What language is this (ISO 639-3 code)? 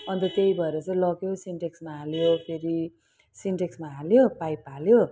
nep